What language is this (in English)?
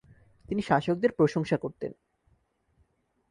Bangla